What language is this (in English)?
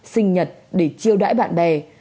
Vietnamese